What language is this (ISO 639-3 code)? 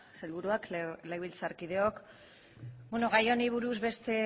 eus